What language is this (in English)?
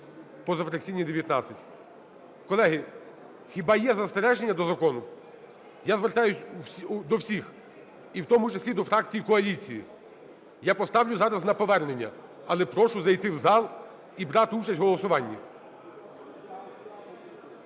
Ukrainian